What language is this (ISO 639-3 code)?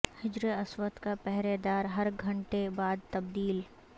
urd